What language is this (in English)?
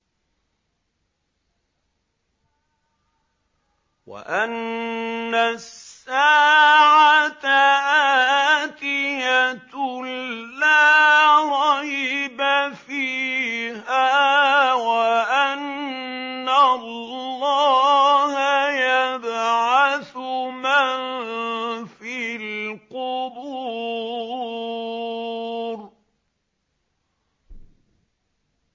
Arabic